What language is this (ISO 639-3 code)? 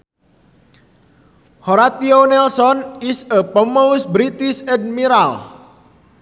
sun